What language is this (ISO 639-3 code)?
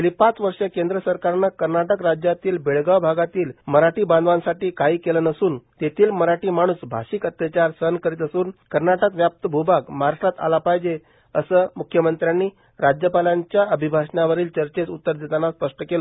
mar